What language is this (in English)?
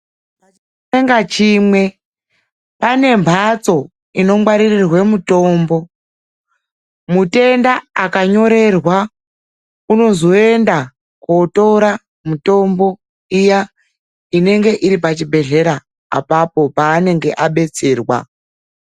Ndau